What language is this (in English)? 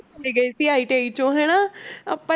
Punjabi